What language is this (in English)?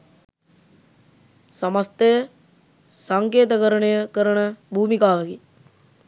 Sinhala